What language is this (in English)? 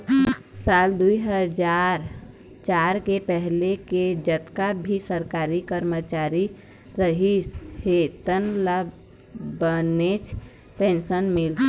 Chhattisgarhi